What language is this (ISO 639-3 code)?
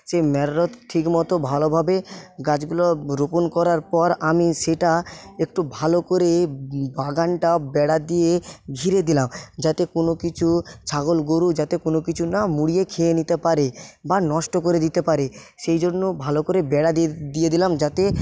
ben